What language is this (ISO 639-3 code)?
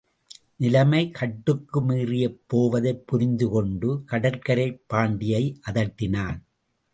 tam